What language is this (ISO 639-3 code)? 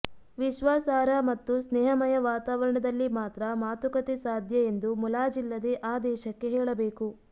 kan